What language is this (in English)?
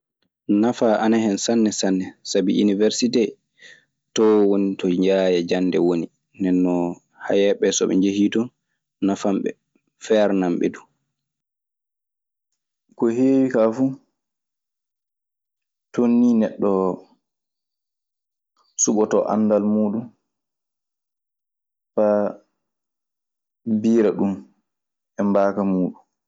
Maasina Fulfulde